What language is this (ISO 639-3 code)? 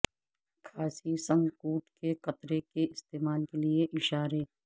urd